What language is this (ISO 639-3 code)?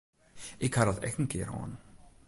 fry